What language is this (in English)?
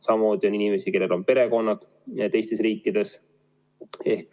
Estonian